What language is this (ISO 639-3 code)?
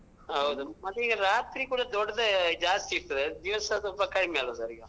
kan